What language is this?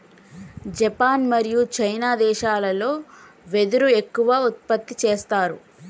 Telugu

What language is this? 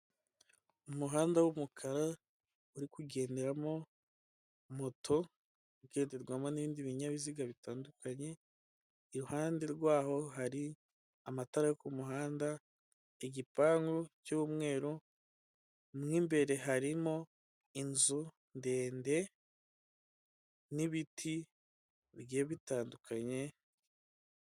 Kinyarwanda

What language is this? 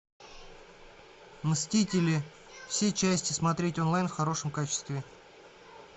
Russian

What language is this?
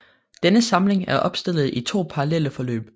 Danish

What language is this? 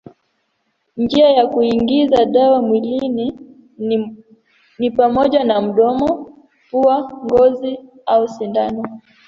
Swahili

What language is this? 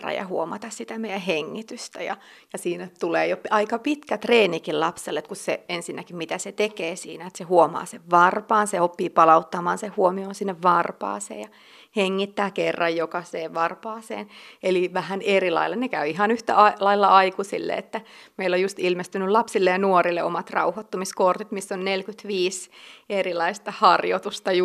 Finnish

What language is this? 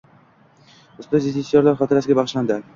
Uzbek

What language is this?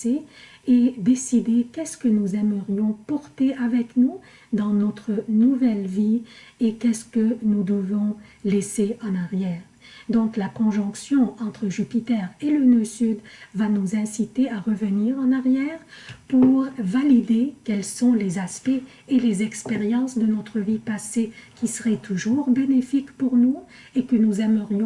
French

